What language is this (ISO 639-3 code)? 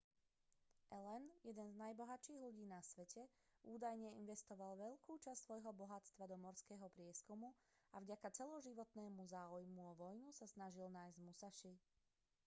slk